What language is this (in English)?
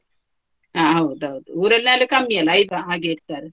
Kannada